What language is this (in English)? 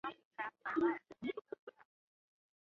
Chinese